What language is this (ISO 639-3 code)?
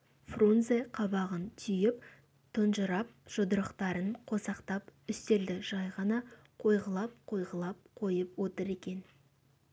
kaz